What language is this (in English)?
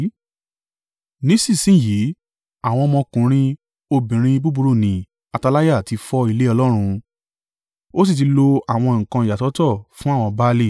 Yoruba